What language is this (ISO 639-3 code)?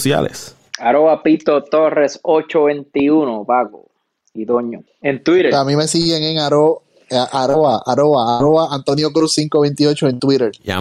spa